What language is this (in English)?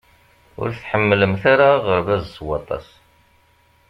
Kabyle